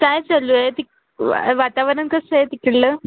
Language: Marathi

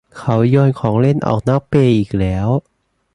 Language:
Thai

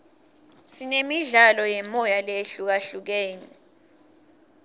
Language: Swati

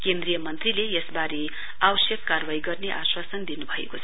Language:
Nepali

